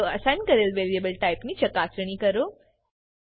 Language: Gujarati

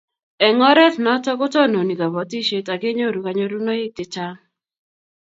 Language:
Kalenjin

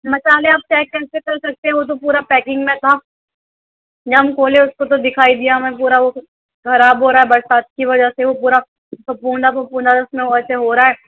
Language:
Urdu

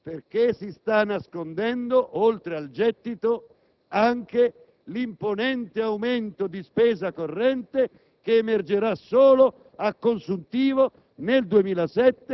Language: Italian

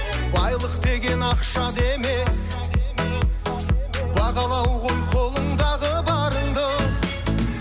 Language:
Kazakh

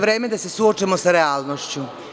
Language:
Serbian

